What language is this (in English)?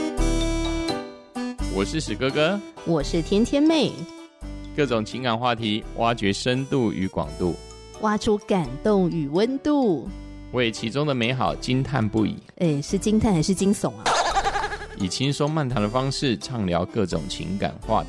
Chinese